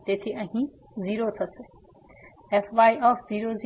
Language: Gujarati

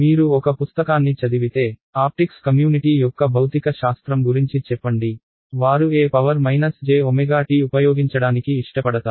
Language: Telugu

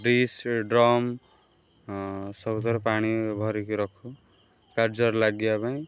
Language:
Odia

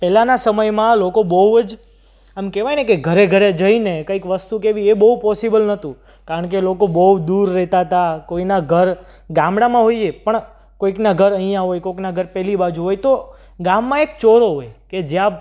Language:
Gujarati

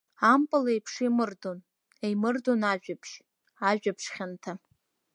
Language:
Abkhazian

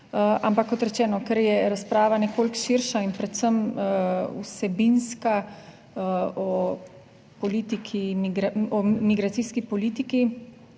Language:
Slovenian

